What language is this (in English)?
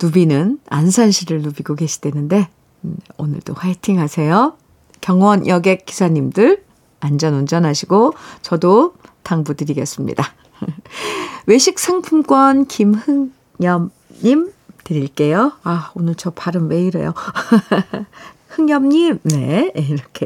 Korean